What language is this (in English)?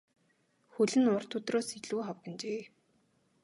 Mongolian